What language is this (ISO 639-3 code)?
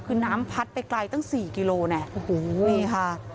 tha